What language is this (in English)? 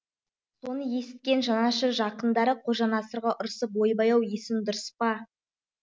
Kazakh